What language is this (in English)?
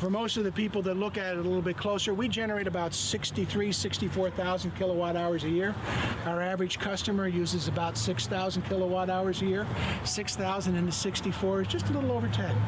Dutch